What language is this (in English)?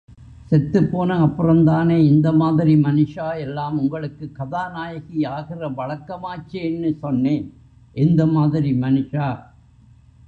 Tamil